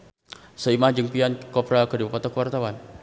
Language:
Sundanese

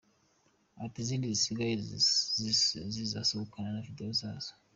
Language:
Kinyarwanda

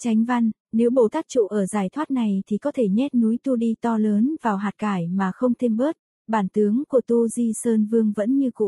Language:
Vietnamese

